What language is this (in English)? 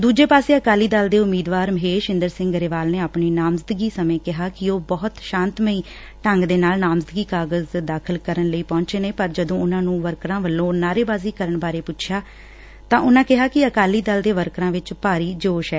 Punjabi